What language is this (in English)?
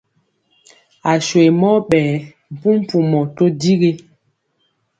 Mpiemo